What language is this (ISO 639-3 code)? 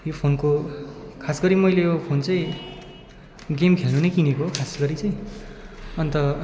nep